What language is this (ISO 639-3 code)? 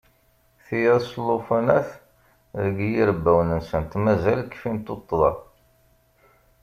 kab